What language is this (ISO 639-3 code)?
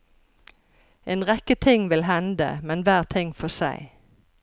nor